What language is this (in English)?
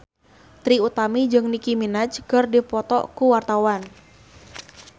Sundanese